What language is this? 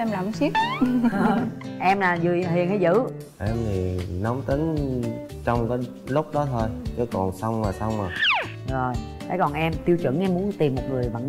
Vietnamese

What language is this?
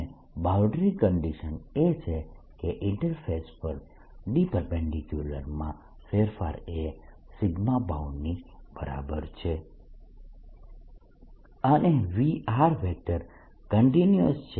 Gujarati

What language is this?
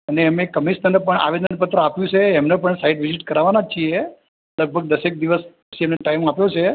Gujarati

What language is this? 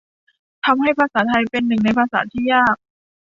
Thai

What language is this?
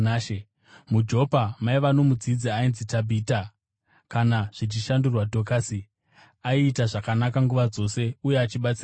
Shona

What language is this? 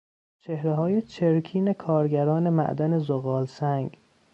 Persian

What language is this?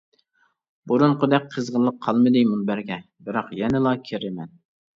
Uyghur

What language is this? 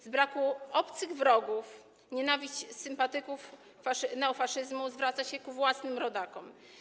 Polish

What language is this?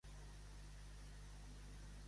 Catalan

